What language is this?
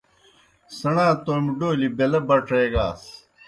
Kohistani Shina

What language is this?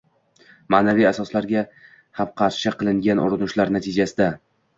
Uzbek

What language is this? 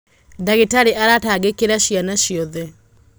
Kikuyu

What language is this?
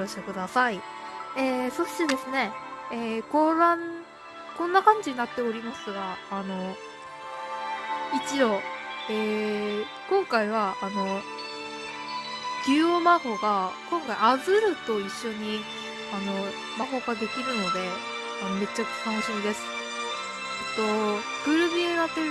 Japanese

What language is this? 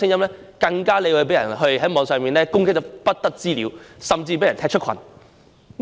Cantonese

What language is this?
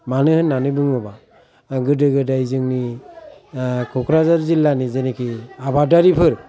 Bodo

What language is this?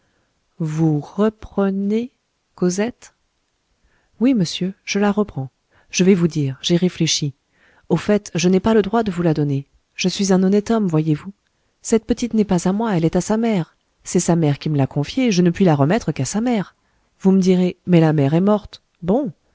French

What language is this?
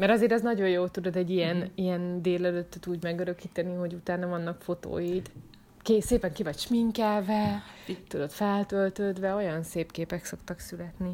Hungarian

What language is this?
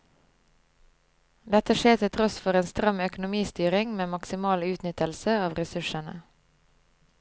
Norwegian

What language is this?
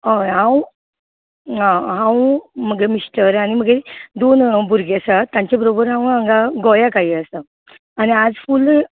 Konkani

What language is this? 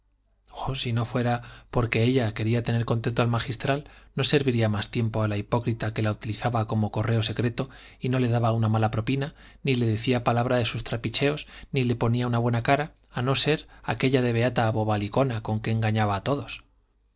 Spanish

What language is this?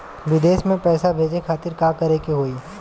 Bhojpuri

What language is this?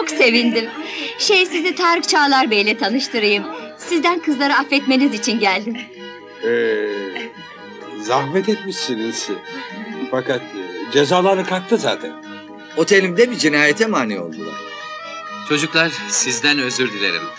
Turkish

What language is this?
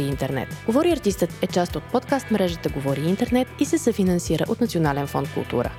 Bulgarian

